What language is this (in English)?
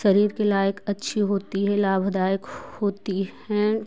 Hindi